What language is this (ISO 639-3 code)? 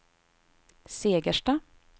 swe